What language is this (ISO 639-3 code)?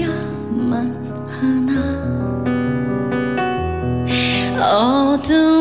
kor